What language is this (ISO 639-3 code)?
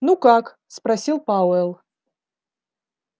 rus